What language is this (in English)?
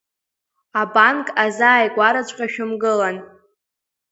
Abkhazian